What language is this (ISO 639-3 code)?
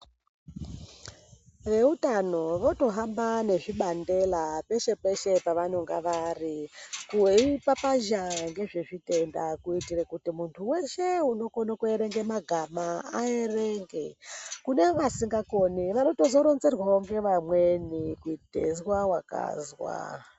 ndc